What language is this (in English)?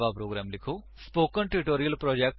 Punjabi